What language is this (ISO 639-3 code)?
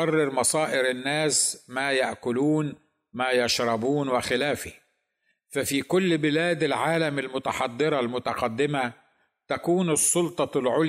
ara